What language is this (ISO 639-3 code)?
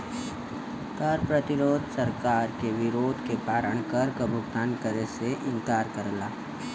bho